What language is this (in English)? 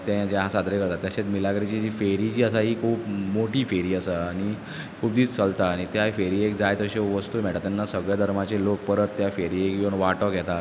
Konkani